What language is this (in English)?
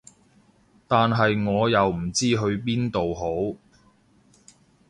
Cantonese